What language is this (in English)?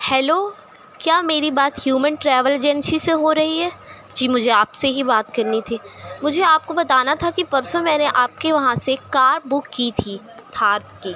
Urdu